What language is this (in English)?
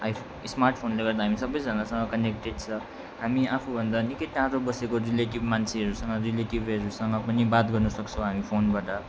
Nepali